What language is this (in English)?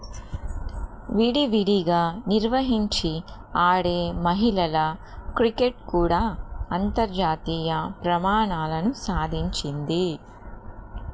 Telugu